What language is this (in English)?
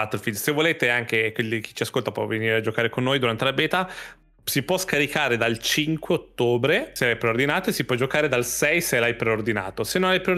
Italian